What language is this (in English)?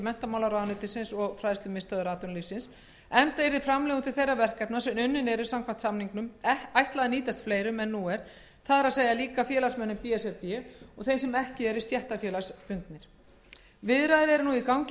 Icelandic